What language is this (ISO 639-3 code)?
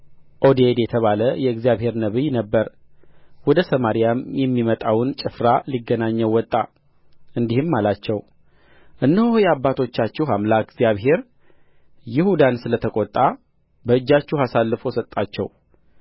amh